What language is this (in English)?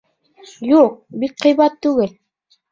Bashkir